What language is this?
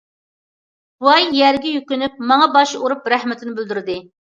Uyghur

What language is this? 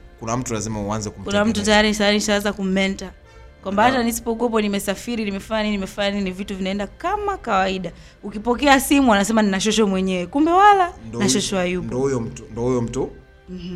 Swahili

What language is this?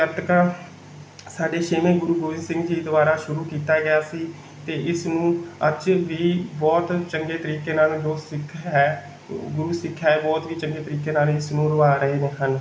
Punjabi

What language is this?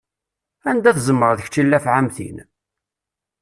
Kabyle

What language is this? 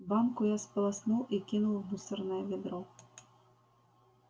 Russian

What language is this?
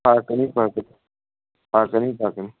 Manipuri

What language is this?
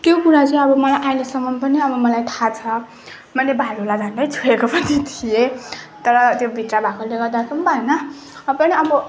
Nepali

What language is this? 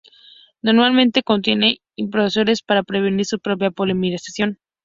Spanish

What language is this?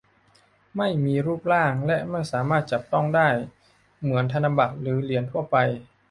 Thai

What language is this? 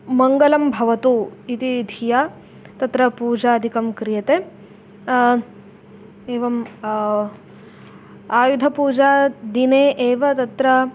Sanskrit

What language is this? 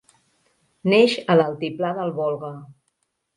Catalan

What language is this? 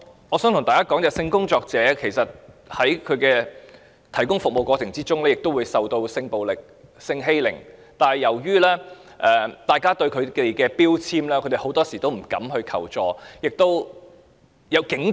Cantonese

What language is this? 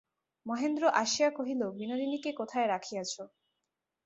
Bangla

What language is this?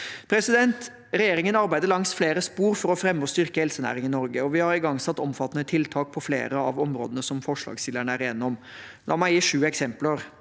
Norwegian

